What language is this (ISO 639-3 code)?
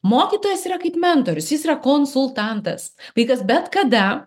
lit